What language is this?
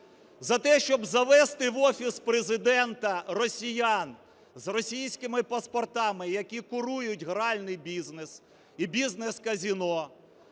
Ukrainian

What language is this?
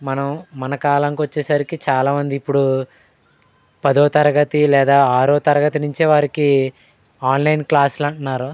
Telugu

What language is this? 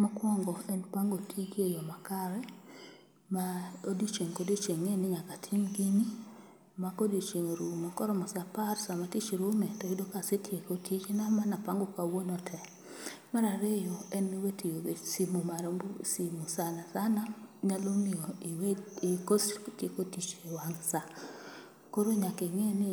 Luo (Kenya and Tanzania)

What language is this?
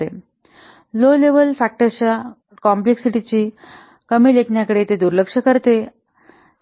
Marathi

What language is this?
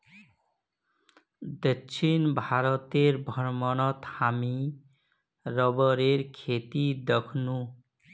Magahi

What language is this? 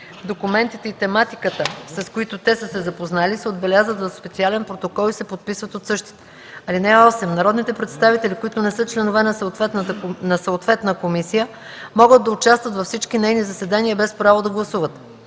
Bulgarian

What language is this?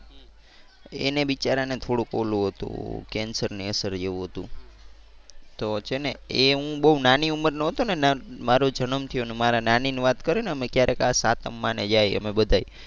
Gujarati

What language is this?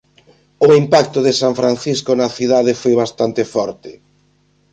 Galician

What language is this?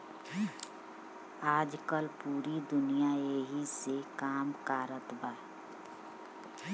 Bhojpuri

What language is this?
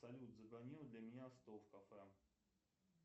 Russian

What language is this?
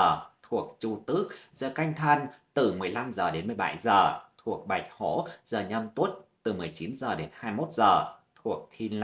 Vietnamese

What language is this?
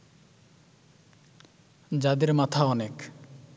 Bangla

